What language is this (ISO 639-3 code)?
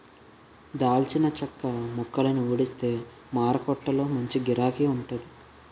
tel